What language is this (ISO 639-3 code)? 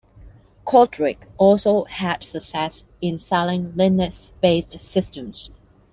eng